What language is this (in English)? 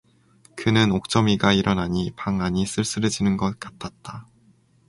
Korean